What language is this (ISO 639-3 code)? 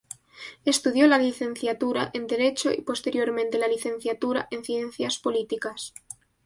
spa